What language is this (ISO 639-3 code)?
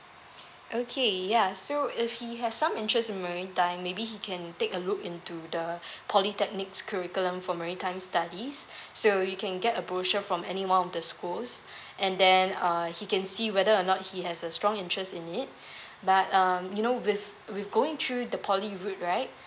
eng